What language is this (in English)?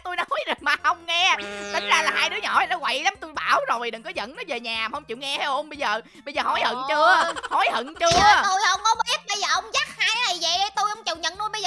Vietnamese